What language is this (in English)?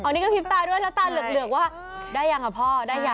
Thai